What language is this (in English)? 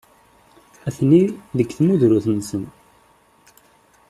Kabyle